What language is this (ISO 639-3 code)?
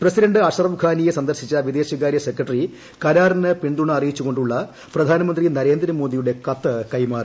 mal